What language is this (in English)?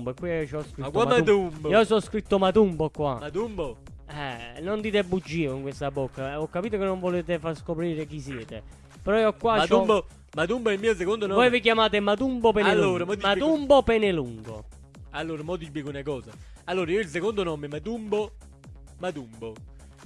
Italian